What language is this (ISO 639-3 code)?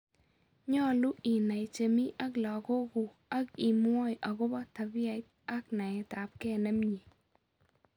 kln